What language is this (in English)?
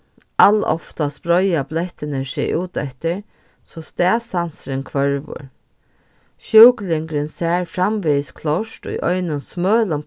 Faroese